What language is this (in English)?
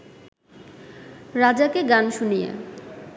Bangla